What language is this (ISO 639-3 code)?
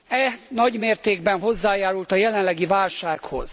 hun